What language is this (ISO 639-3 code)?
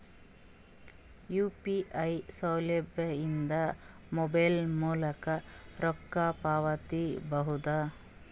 kan